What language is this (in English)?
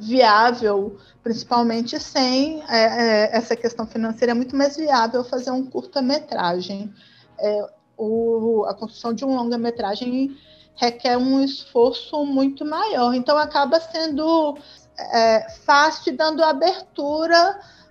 Portuguese